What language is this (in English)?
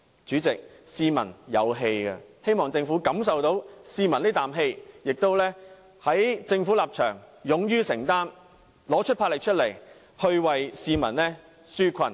Cantonese